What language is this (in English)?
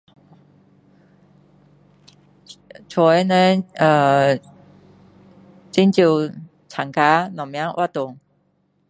Min Dong Chinese